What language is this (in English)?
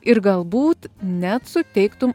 Lithuanian